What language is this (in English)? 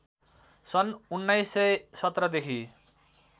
Nepali